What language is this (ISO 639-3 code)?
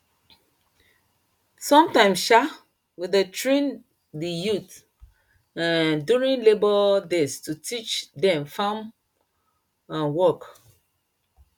pcm